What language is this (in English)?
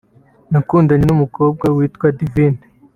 Kinyarwanda